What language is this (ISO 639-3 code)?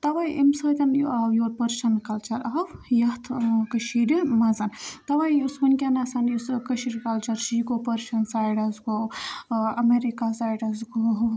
kas